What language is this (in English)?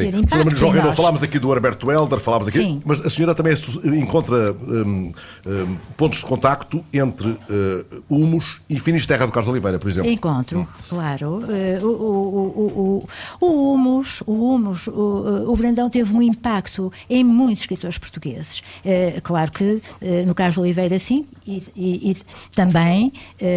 Portuguese